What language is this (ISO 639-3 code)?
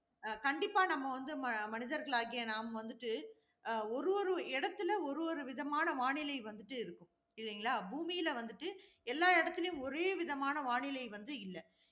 tam